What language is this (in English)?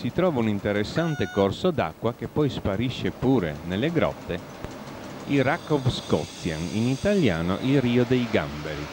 Italian